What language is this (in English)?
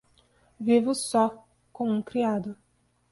Portuguese